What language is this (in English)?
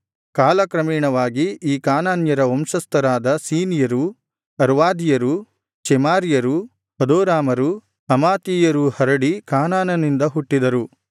Kannada